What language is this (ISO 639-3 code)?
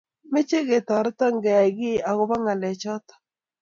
kln